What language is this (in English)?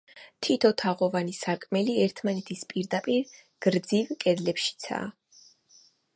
Georgian